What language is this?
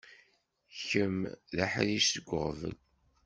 Kabyle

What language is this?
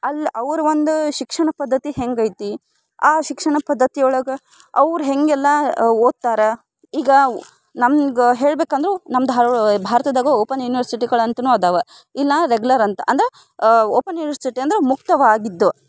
Kannada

